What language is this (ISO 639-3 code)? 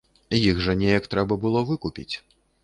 bel